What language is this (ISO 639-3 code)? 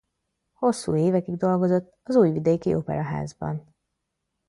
hun